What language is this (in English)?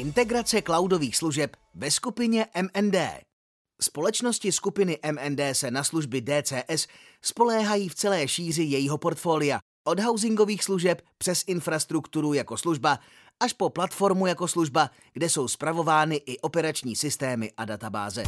Czech